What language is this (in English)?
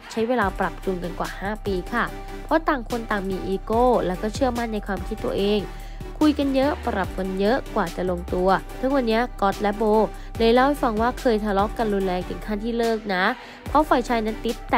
Thai